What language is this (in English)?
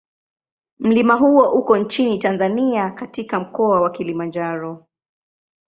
Swahili